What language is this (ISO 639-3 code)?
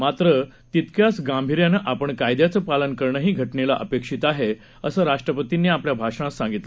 mar